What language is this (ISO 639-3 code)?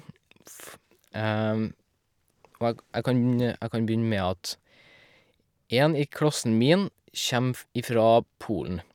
nor